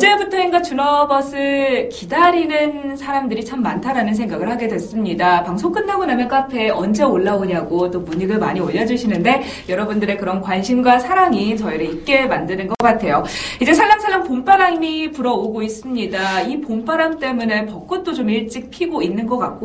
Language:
Korean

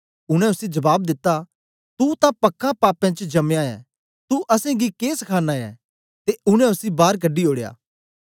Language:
Dogri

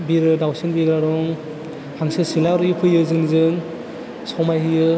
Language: Bodo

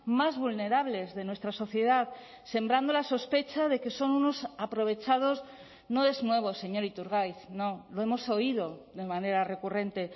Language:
Spanish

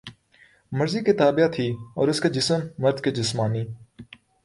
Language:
Urdu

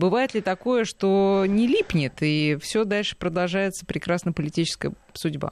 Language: Russian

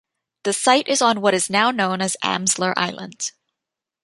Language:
English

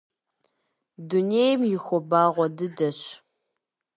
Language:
Kabardian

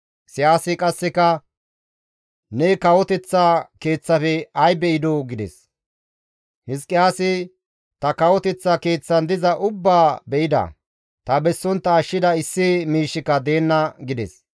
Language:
Gamo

